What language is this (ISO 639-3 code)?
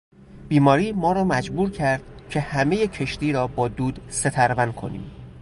fas